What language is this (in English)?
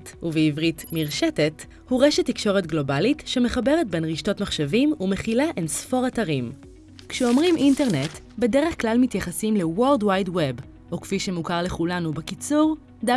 Hebrew